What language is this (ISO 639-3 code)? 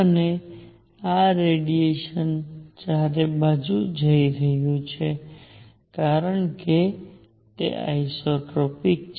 guj